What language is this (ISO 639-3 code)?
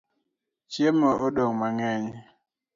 luo